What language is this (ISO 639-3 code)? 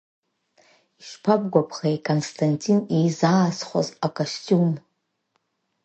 abk